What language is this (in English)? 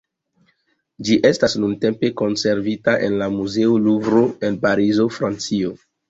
Esperanto